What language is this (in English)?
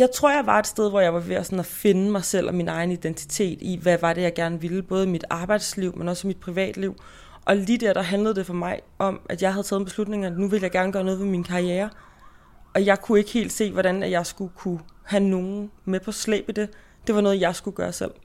Danish